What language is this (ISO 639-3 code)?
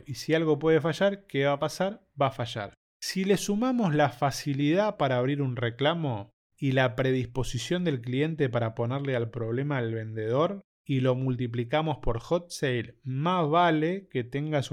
spa